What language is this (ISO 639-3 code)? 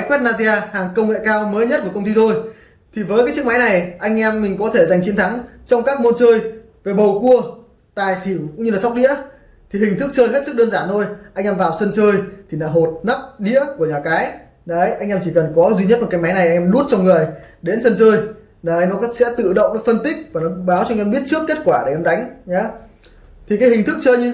vie